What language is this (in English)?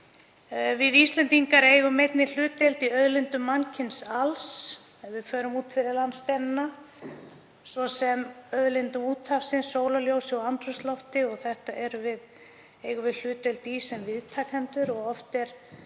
Icelandic